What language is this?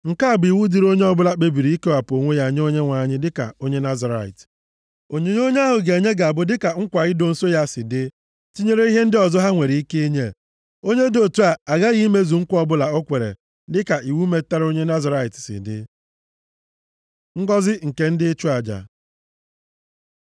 Igbo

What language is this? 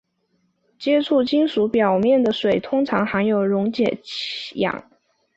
Chinese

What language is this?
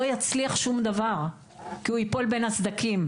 Hebrew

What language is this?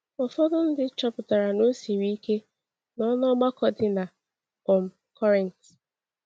Igbo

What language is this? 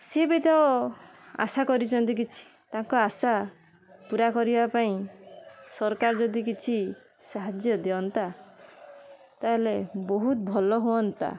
Odia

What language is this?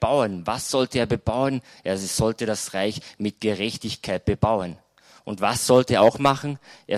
German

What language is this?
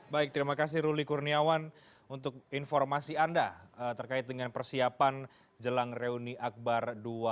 Indonesian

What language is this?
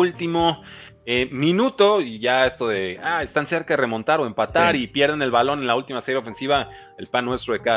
Spanish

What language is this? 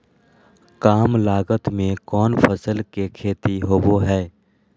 Magahi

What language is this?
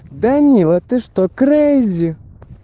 Russian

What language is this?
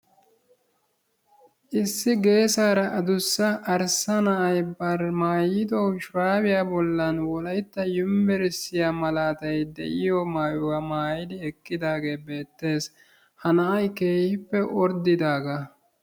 Wolaytta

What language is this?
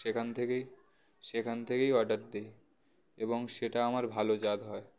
Bangla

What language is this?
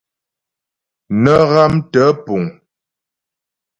Ghomala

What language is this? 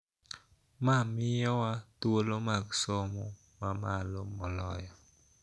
Luo (Kenya and Tanzania)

